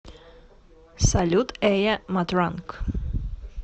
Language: Russian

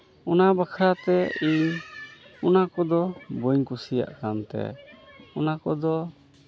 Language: Santali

